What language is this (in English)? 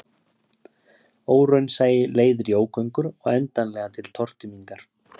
Icelandic